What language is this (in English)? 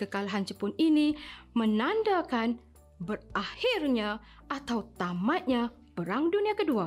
Malay